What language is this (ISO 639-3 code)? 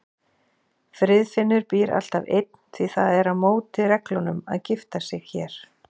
isl